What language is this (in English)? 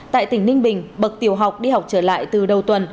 Vietnamese